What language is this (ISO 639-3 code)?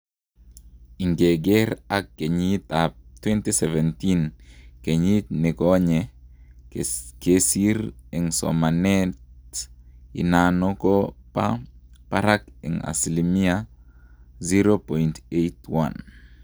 kln